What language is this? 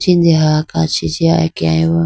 Idu-Mishmi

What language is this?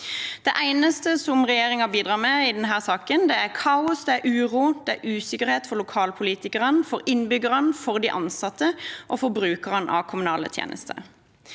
Norwegian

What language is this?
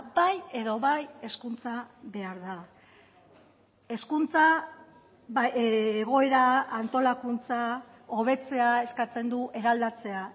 Basque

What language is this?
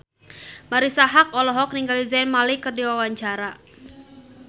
Sundanese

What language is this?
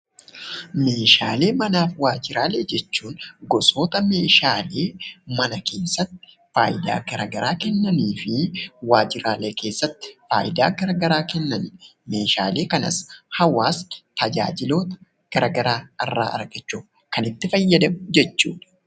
Oromo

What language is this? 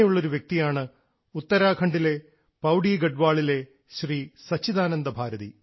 Malayalam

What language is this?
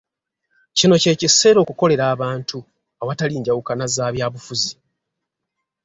Ganda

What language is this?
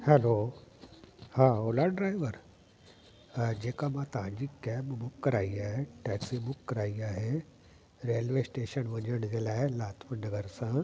Sindhi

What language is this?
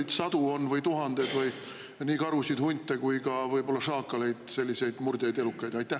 Estonian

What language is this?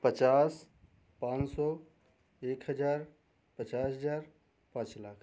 Hindi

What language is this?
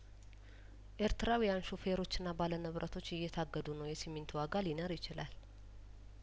Amharic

